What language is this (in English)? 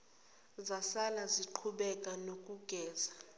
Zulu